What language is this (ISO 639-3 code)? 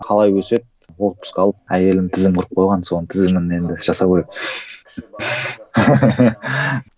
kaz